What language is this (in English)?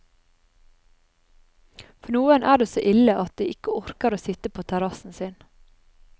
Norwegian